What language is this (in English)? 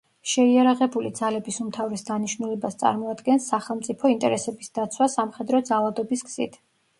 Georgian